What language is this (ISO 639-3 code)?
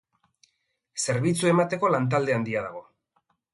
eus